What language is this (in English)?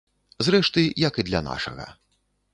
Belarusian